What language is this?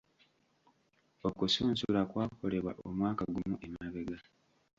Ganda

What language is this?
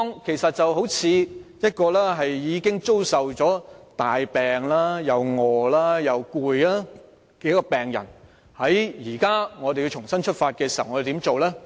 Cantonese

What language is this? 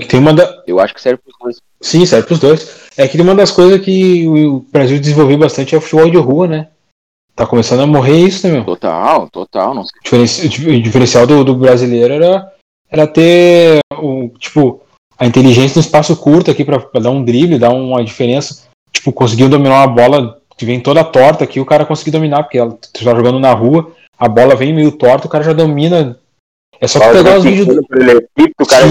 Portuguese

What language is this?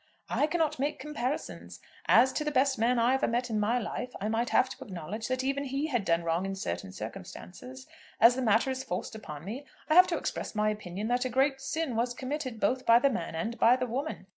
English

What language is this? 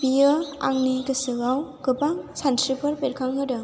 Bodo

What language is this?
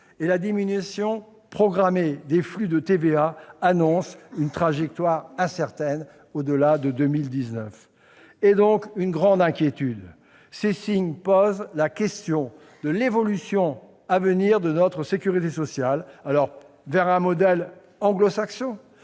French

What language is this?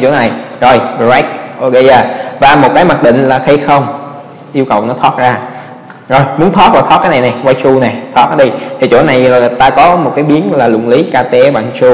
Vietnamese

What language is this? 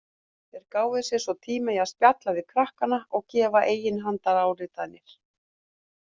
Icelandic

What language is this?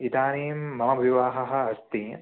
Sanskrit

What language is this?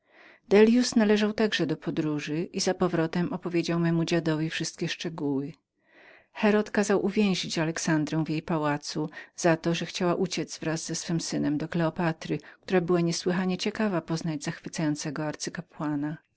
Polish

